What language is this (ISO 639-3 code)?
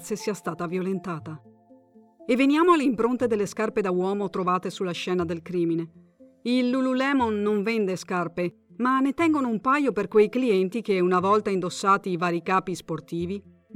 ita